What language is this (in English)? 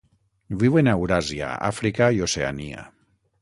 Catalan